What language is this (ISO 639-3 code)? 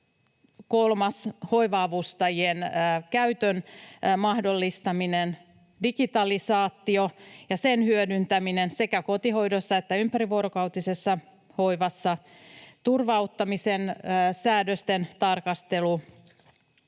fin